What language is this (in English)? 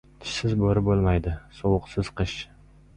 Uzbek